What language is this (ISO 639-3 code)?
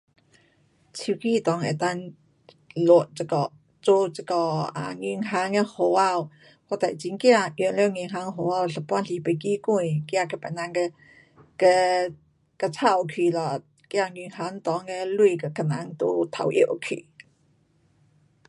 cpx